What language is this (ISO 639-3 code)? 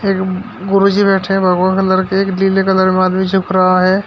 hin